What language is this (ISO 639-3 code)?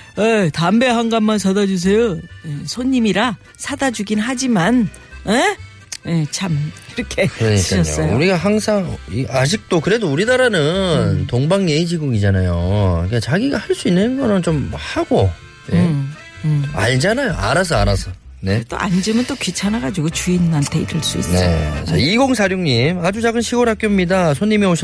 kor